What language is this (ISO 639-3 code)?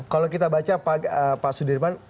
ind